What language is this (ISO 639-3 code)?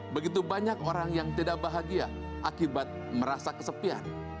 ind